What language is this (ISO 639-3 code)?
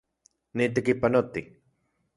ncx